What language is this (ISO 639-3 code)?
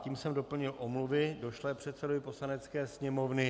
ces